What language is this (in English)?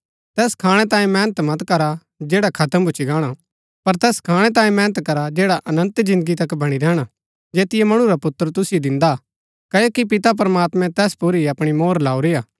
Gaddi